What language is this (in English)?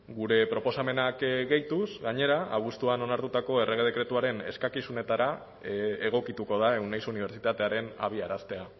Basque